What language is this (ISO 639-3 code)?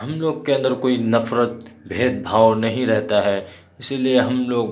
urd